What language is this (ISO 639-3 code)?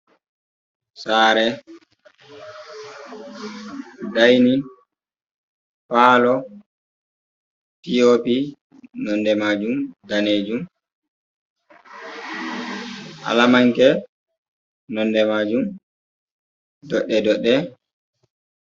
ful